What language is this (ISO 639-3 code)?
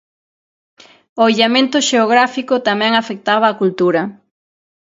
glg